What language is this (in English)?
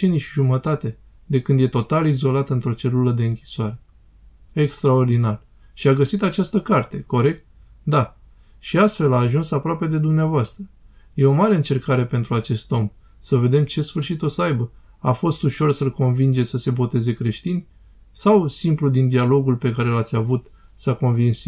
Romanian